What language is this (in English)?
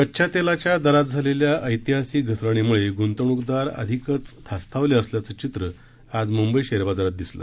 Marathi